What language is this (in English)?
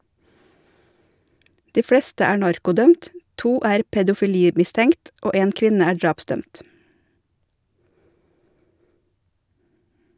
Norwegian